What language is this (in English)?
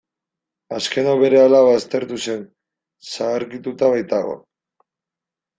Basque